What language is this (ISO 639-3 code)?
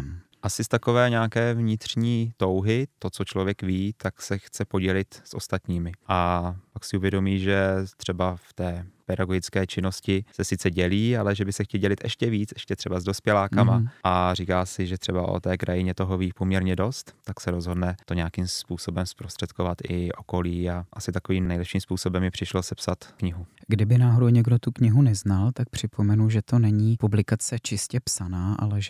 ces